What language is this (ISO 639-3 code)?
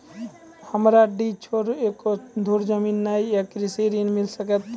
mai